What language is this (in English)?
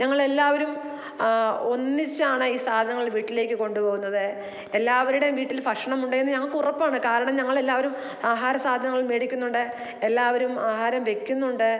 Malayalam